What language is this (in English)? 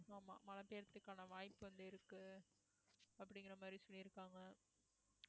Tamil